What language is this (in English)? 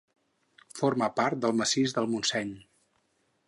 Catalan